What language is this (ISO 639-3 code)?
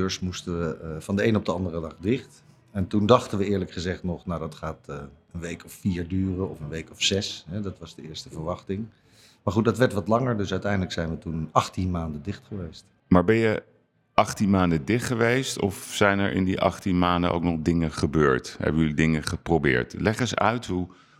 nld